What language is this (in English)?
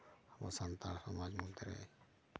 Santali